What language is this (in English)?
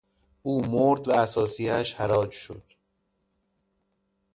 Persian